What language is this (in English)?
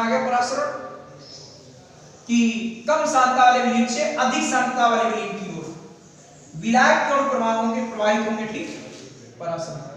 Hindi